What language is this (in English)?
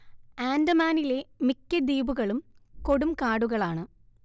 Malayalam